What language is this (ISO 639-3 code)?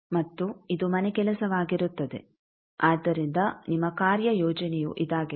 kan